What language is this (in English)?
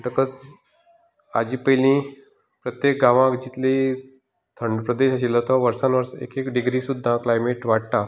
Konkani